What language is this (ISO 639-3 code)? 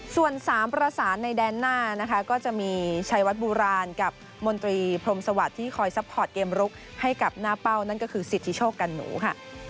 tha